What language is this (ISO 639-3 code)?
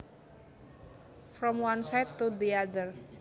jav